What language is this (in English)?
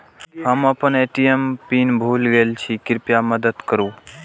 Maithili